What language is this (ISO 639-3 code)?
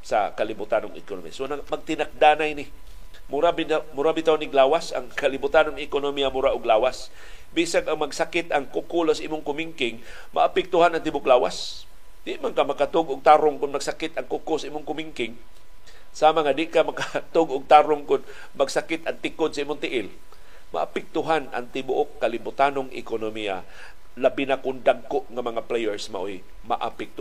fil